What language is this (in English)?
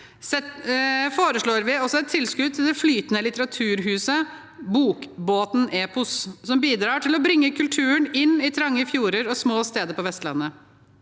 Norwegian